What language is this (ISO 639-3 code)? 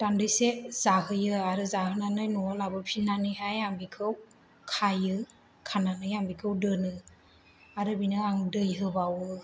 brx